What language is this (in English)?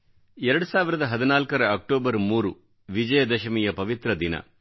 Kannada